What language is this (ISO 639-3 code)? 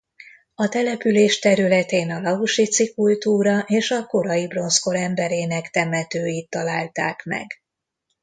hun